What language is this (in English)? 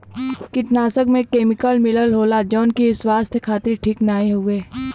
Bhojpuri